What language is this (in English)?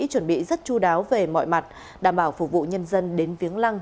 Vietnamese